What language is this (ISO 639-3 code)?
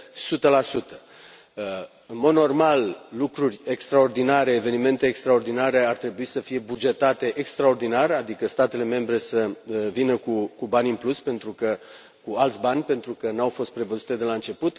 ron